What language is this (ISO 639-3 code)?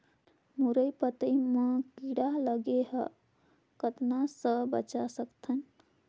hne